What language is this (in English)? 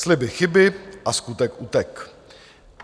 Czech